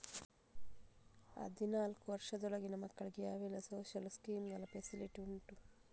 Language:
Kannada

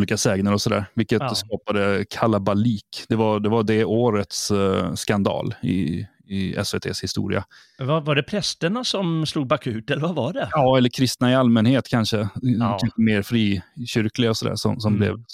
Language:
Swedish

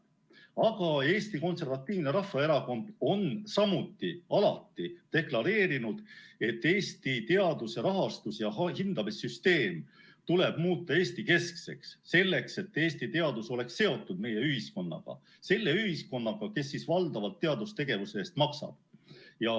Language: Estonian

